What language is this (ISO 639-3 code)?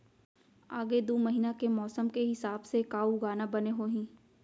hne